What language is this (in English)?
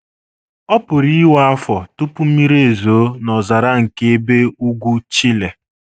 Igbo